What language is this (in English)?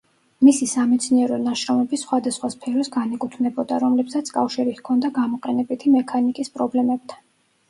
Georgian